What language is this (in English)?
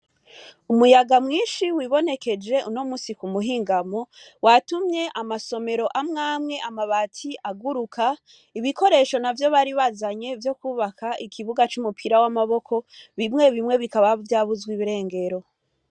Rundi